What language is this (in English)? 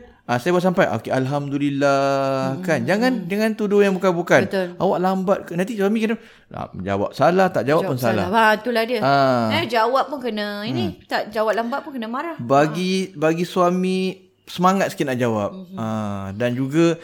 Malay